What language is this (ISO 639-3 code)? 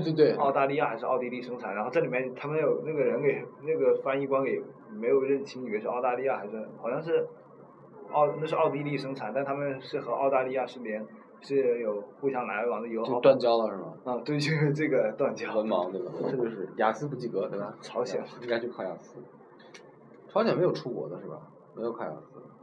zho